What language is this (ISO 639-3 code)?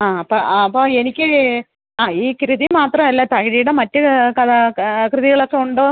mal